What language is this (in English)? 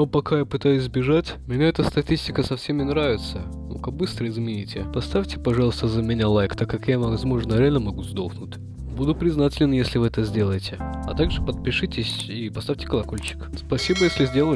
Russian